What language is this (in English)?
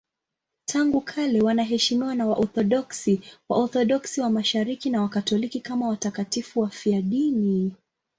Swahili